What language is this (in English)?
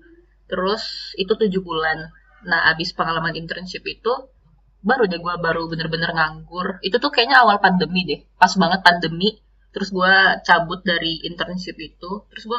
Indonesian